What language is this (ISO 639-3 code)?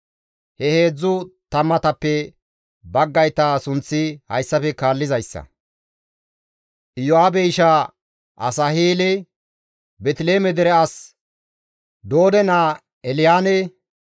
gmv